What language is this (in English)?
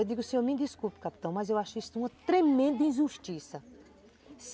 Portuguese